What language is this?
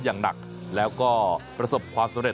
Thai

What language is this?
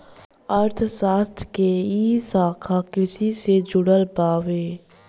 Bhojpuri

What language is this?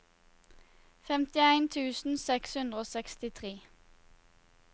Norwegian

